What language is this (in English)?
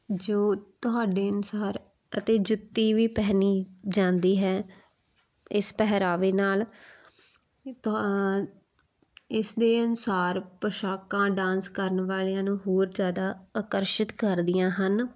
Punjabi